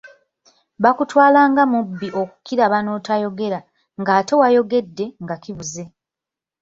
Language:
Ganda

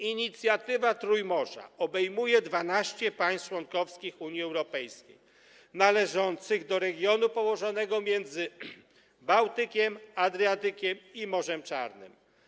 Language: Polish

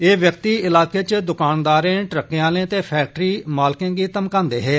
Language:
Dogri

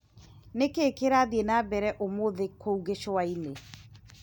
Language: Kikuyu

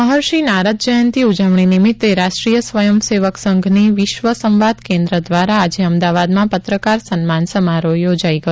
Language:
Gujarati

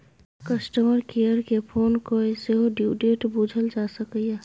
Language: Maithili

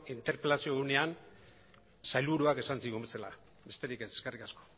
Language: Basque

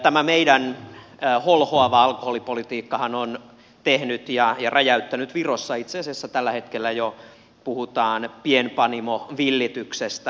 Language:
Finnish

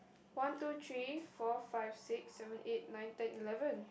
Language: English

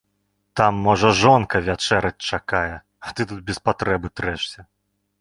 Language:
Belarusian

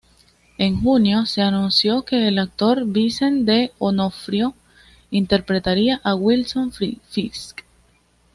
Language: Spanish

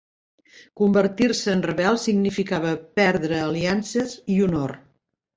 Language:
Catalan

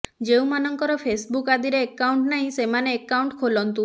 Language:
Odia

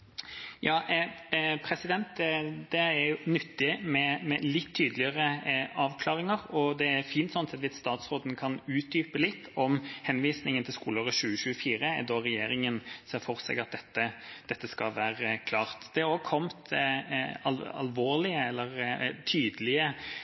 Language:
Norwegian Bokmål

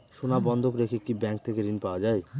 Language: Bangla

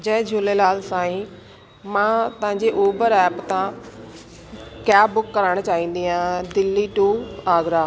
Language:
Sindhi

